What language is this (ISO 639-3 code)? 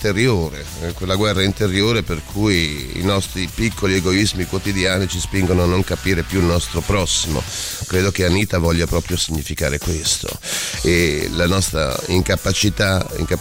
ita